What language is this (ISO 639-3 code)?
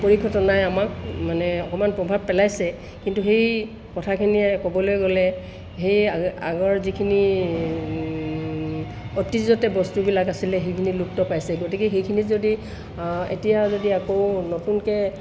asm